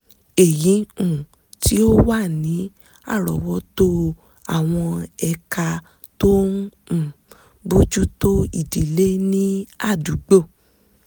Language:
Yoruba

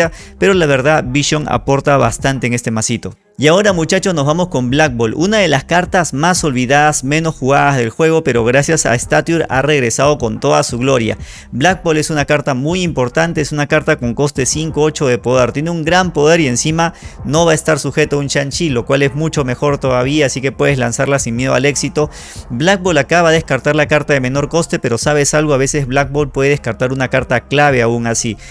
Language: Spanish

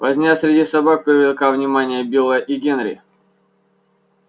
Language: Russian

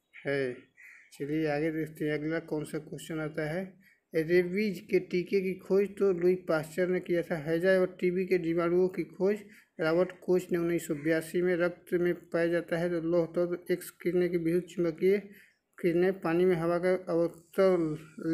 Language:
Hindi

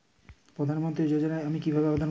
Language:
Bangla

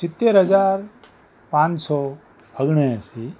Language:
Gujarati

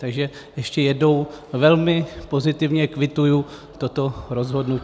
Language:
Czech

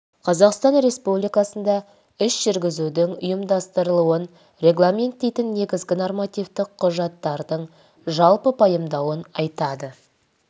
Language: Kazakh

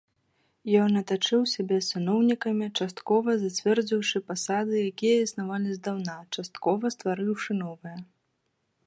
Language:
Belarusian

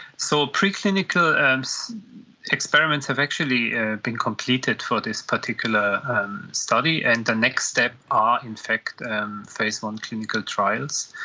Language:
English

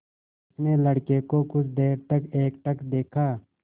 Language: Hindi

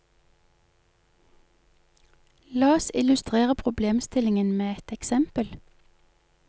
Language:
Norwegian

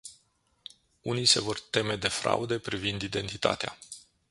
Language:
Romanian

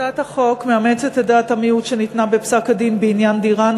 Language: Hebrew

